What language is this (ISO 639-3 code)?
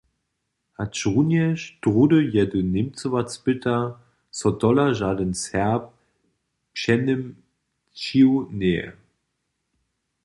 hsb